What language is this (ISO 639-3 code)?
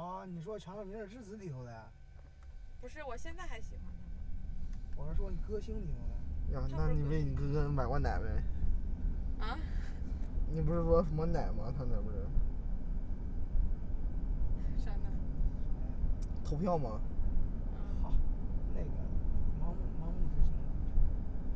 zho